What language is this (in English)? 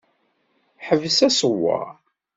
Kabyle